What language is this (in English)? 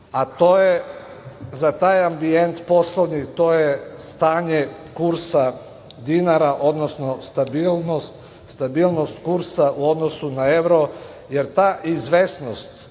Serbian